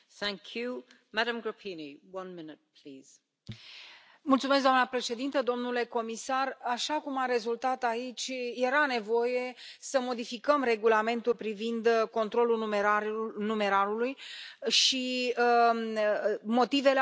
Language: Romanian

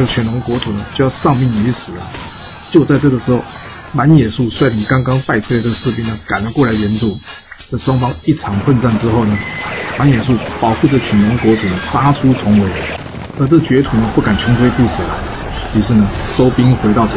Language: Chinese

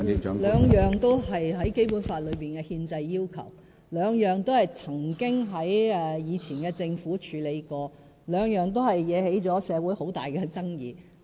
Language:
Cantonese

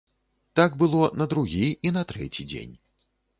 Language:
Belarusian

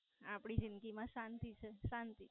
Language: Gujarati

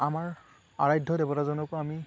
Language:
Assamese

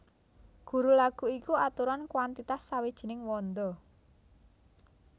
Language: Javanese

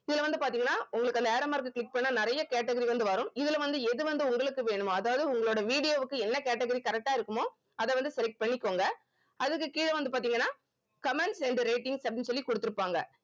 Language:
Tamil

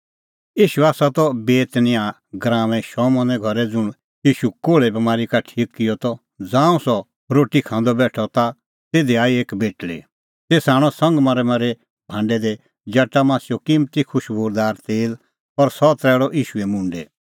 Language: Kullu Pahari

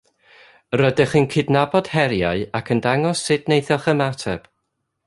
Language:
Welsh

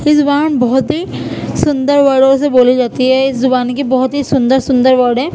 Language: Urdu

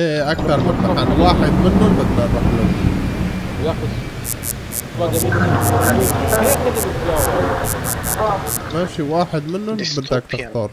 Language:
Arabic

